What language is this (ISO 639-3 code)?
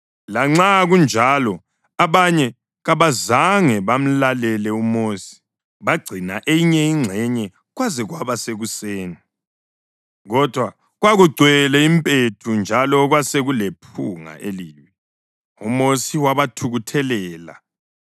nde